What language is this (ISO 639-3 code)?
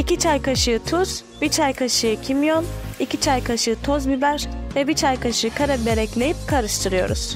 tur